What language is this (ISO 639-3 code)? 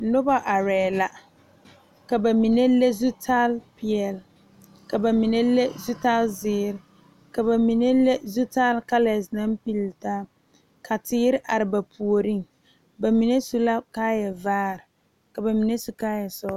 dga